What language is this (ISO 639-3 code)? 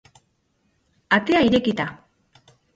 eus